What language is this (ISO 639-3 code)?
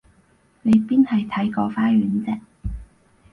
yue